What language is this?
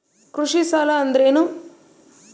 Kannada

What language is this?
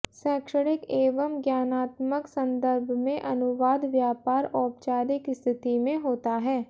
Hindi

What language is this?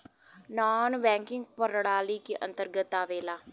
Bhojpuri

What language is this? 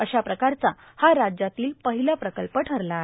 Marathi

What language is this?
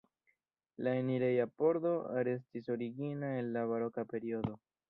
Esperanto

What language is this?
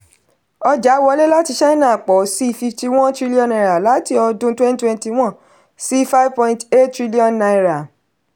Yoruba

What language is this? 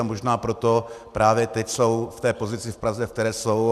Czech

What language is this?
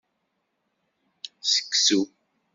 Kabyle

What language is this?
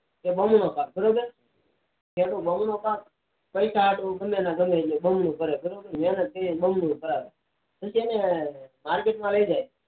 Gujarati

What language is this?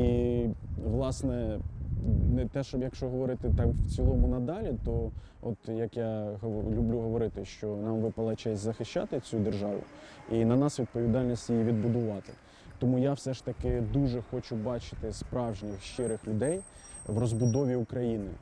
Ukrainian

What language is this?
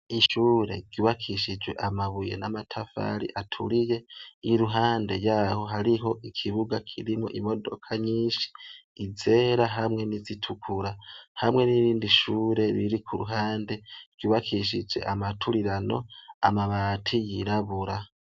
Rundi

